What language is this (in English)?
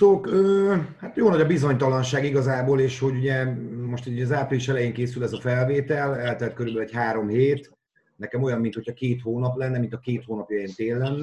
Hungarian